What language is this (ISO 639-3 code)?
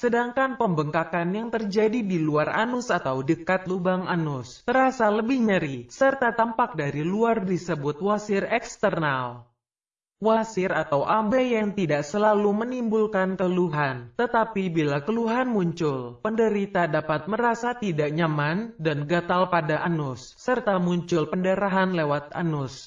ind